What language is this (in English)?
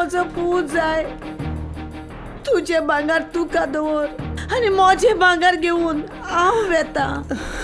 Hindi